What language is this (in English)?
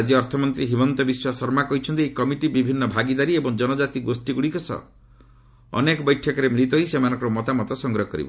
Odia